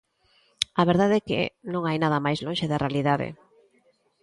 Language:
Galician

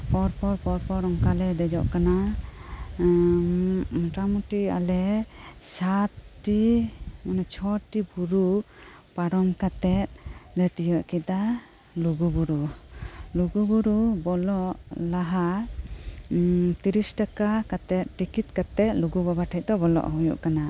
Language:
Santali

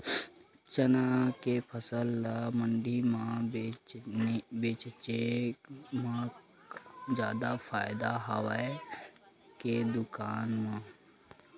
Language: Chhattisgarhi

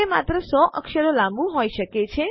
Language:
Gujarati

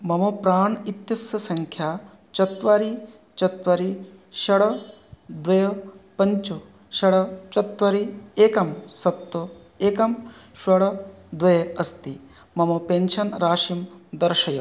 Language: Sanskrit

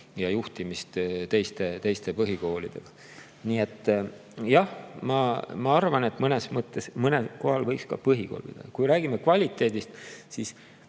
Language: Estonian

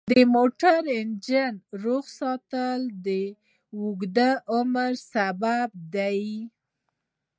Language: Pashto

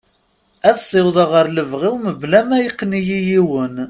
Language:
Kabyle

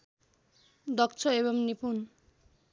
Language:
Nepali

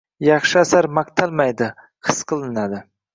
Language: Uzbek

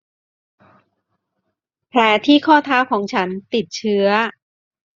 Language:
Thai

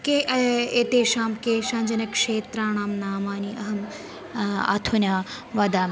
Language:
Sanskrit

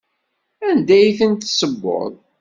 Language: Kabyle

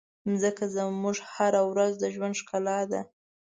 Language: Pashto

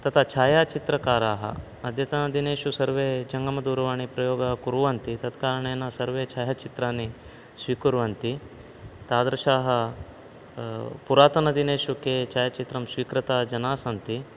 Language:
Sanskrit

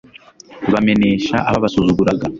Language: Kinyarwanda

